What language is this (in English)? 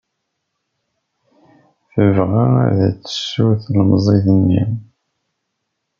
Kabyle